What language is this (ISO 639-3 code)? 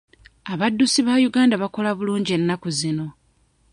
lug